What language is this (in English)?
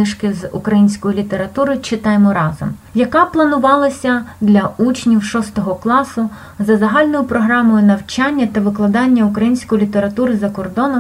Ukrainian